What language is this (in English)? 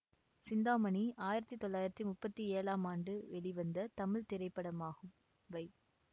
Tamil